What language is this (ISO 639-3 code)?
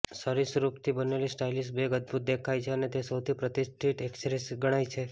guj